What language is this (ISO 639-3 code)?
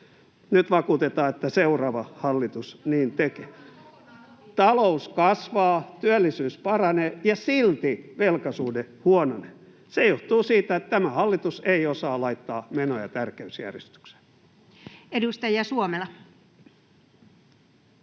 fin